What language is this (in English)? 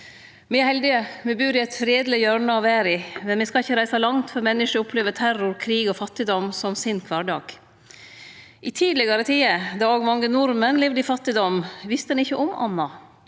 Norwegian